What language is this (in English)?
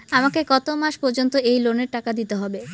Bangla